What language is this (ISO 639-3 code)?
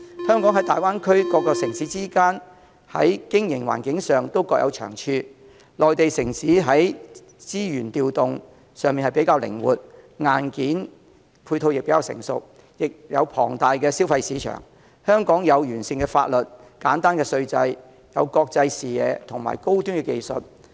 yue